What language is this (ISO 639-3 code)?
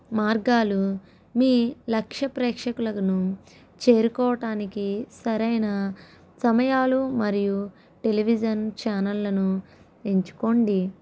tel